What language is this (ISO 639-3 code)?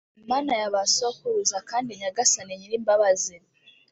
kin